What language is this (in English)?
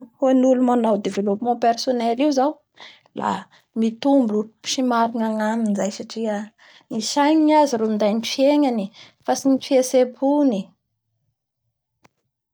Bara Malagasy